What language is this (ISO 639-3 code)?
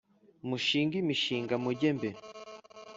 kin